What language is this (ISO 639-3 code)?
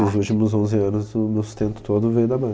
por